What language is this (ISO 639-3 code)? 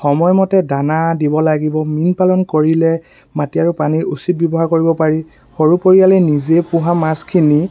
asm